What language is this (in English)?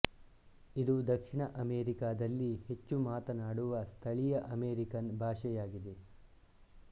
Kannada